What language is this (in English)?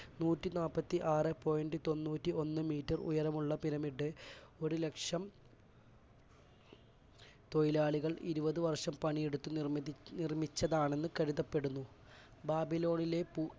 Malayalam